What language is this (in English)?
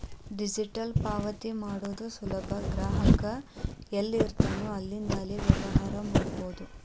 Kannada